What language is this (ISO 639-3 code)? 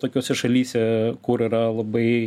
lit